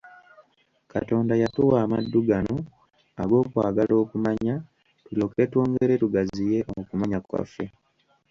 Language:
Ganda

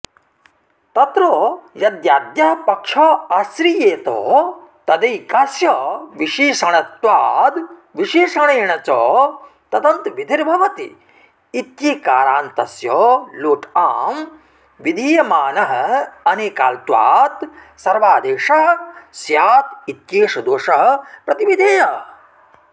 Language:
Sanskrit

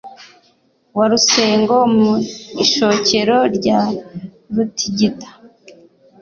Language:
Kinyarwanda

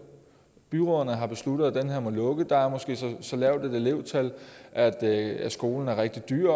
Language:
Danish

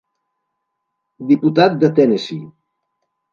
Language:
Catalan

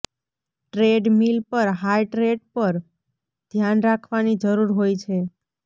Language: Gujarati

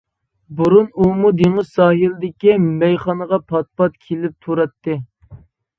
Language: Uyghur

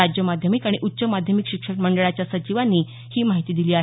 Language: Marathi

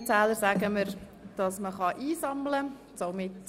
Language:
Swiss German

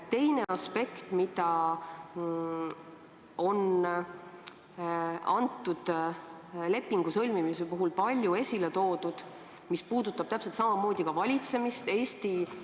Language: Estonian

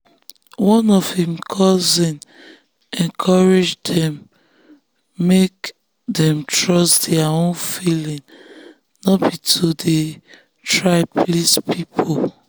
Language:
Nigerian Pidgin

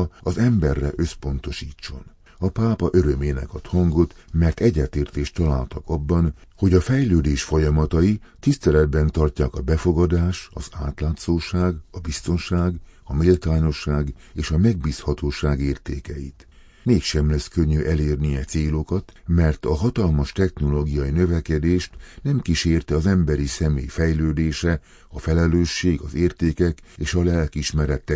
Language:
Hungarian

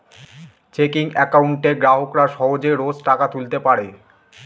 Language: Bangla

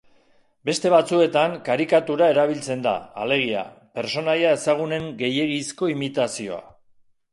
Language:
Basque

